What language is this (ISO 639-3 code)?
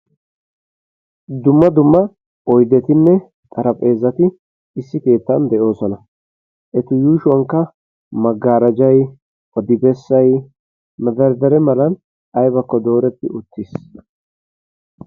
wal